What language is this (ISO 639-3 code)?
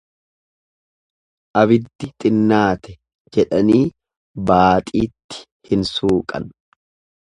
orm